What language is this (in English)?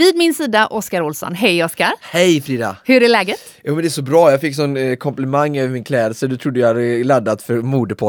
Swedish